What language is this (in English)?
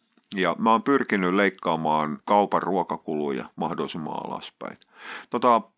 Finnish